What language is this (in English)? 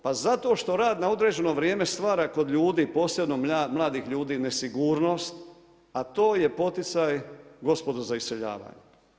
Croatian